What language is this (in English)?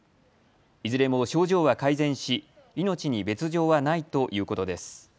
Japanese